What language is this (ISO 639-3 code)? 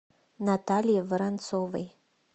rus